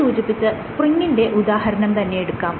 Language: Malayalam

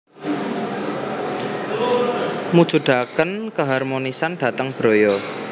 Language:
Javanese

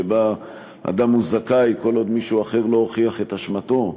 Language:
Hebrew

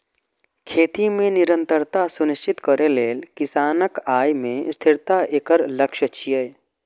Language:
Maithili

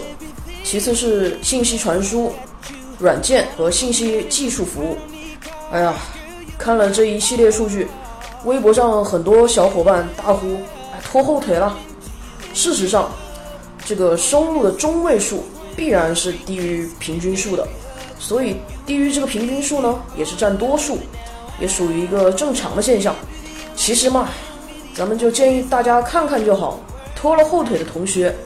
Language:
Chinese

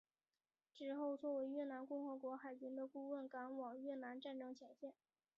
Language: Chinese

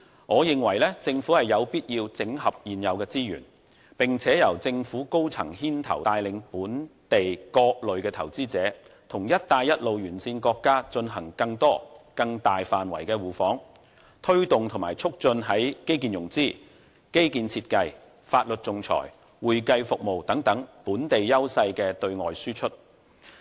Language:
Cantonese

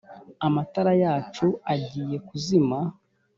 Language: Kinyarwanda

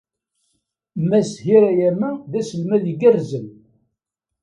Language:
Kabyle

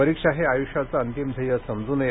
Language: Marathi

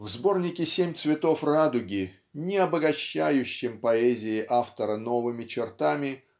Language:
Russian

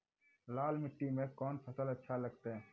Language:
Maithili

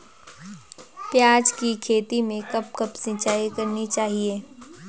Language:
Hindi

